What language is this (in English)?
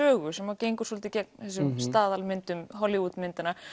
Icelandic